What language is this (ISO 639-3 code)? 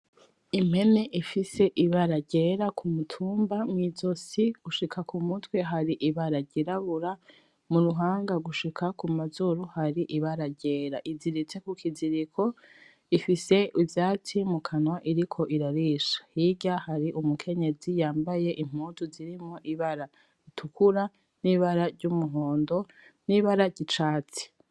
run